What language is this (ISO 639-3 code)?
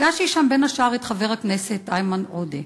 heb